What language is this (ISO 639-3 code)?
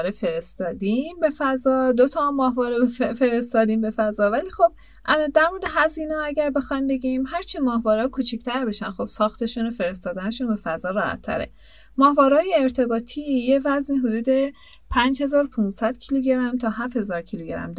fas